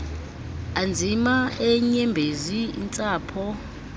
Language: Xhosa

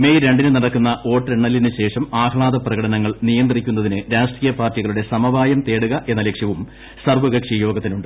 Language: Malayalam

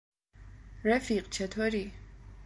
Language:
Persian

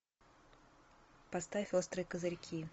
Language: Russian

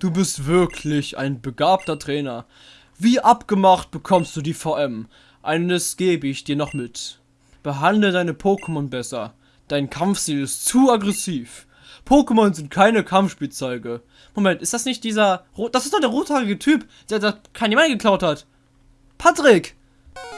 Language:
German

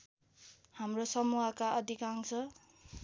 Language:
Nepali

